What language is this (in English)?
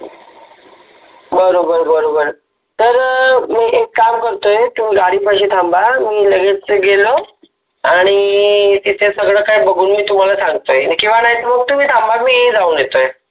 Marathi